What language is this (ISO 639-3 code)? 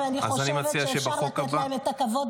heb